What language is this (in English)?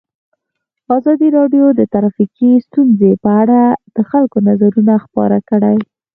Pashto